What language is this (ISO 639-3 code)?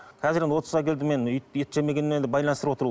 kaz